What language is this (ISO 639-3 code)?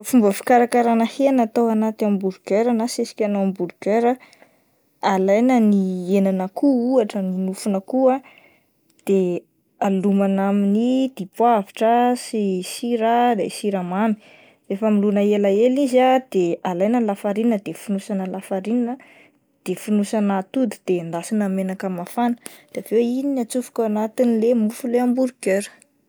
mlg